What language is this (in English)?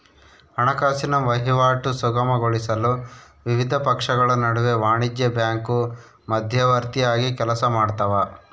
Kannada